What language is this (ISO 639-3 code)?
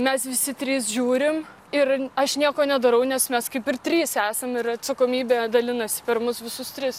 lit